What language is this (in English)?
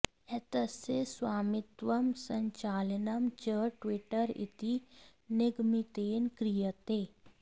Sanskrit